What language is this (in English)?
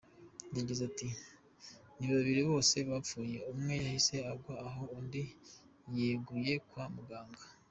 Kinyarwanda